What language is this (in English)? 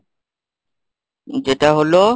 Bangla